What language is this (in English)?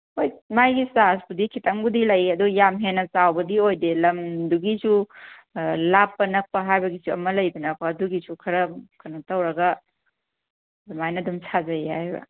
Manipuri